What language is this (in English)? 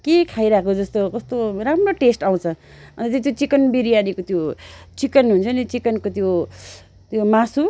Nepali